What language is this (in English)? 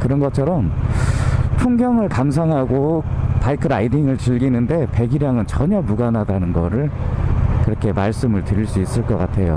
Korean